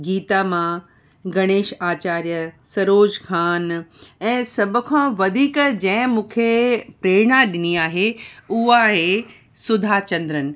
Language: Sindhi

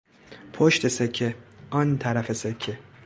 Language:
Persian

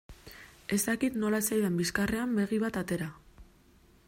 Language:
Basque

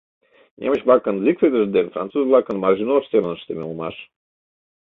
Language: Mari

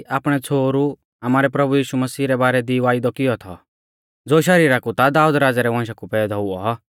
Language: Mahasu Pahari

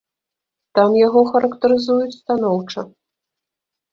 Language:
Belarusian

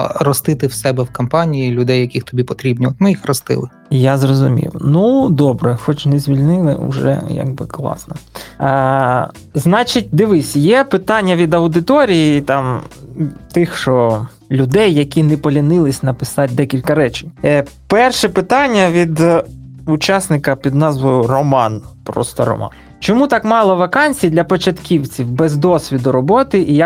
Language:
Ukrainian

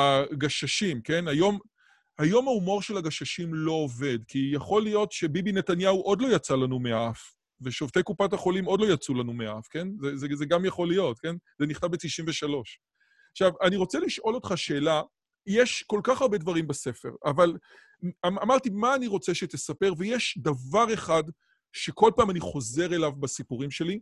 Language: Hebrew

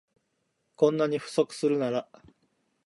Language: Japanese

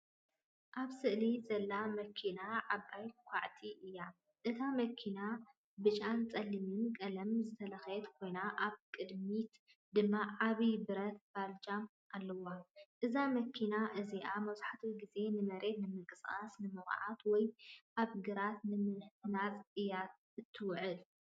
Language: Tigrinya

